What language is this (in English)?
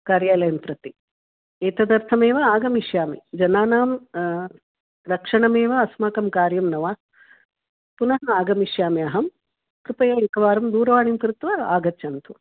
Sanskrit